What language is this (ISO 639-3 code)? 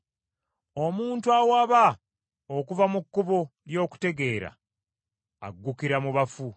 lug